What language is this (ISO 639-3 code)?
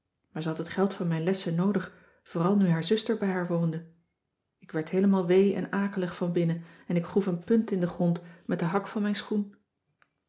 nld